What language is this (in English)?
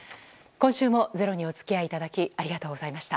Japanese